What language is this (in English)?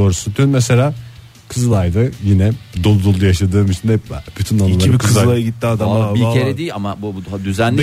Turkish